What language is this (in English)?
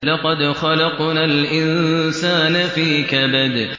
Arabic